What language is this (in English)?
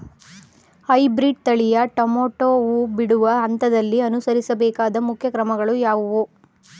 Kannada